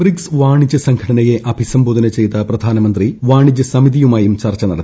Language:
Malayalam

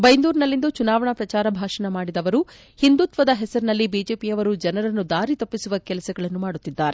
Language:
Kannada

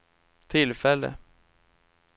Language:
Swedish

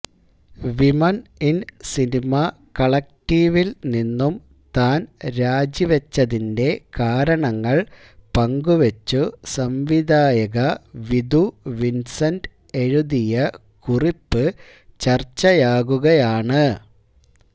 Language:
Malayalam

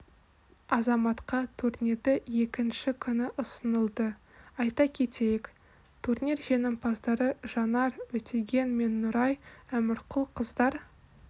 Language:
Kazakh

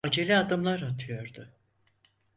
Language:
Turkish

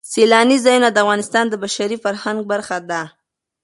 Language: Pashto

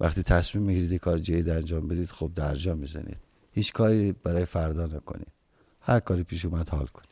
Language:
Persian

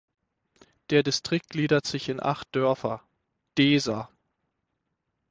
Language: German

